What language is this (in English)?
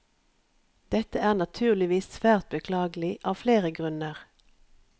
Norwegian